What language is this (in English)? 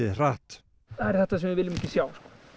Icelandic